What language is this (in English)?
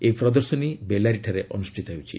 Odia